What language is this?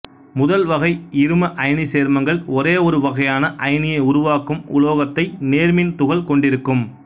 Tamil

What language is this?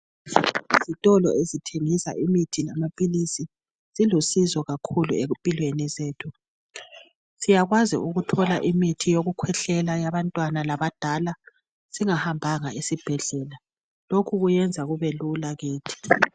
North Ndebele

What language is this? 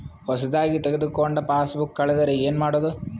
Kannada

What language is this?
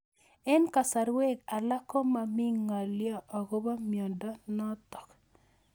Kalenjin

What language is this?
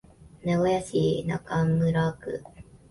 Japanese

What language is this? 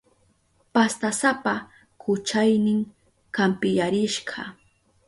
Southern Pastaza Quechua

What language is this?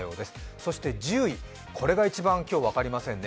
Japanese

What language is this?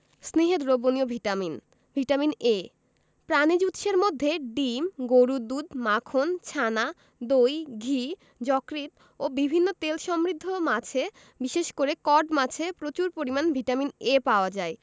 Bangla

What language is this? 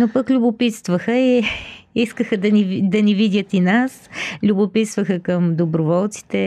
Bulgarian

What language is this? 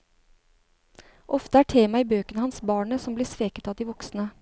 Norwegian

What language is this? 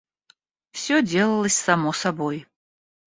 Russian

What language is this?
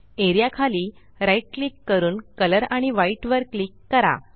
Marathi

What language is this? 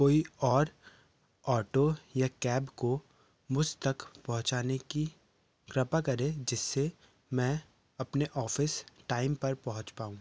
Hindi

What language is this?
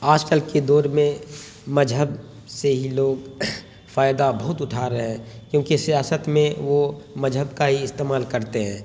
Urdu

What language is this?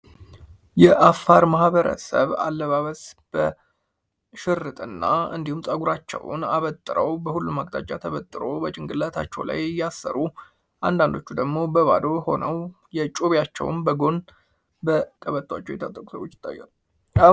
Amharic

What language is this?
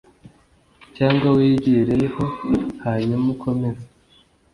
Kinyarwanda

